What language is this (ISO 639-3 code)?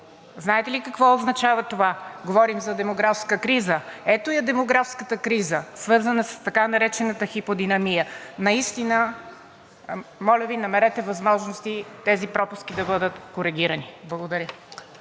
bul